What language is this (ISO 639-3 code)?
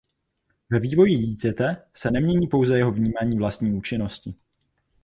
ces